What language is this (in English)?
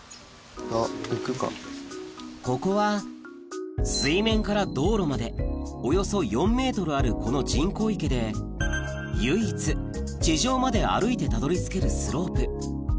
Japanese